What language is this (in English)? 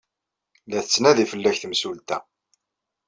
Kabyle